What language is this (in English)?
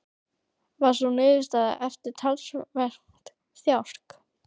Icelandic